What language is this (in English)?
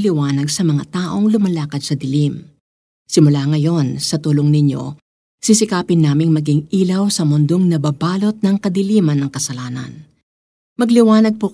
Filipino